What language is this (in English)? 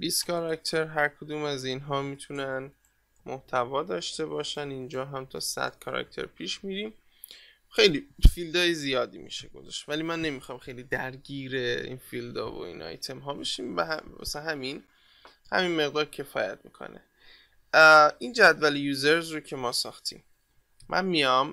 Persian